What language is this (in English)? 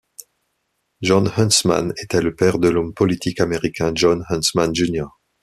French